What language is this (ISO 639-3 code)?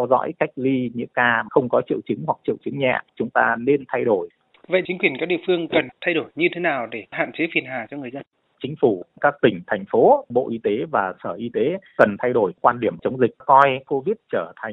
vie